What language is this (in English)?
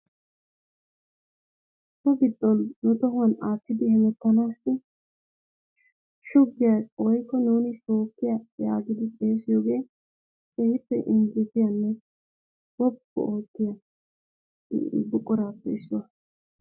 Wolaytta